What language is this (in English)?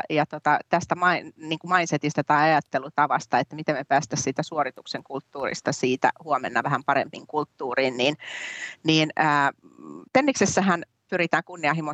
Finnish